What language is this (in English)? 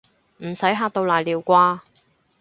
Cantonese